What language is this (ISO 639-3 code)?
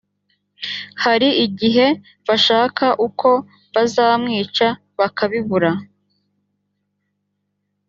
kin